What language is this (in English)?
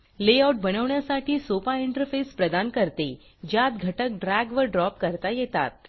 Marathi